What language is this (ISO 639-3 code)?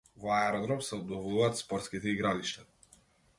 mkd